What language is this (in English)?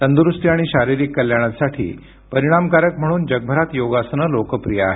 Marathi